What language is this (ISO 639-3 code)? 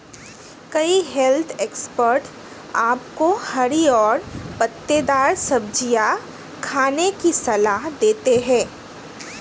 hin